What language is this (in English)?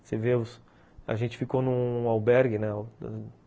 Portuguese